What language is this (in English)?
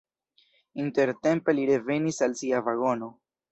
Esperanto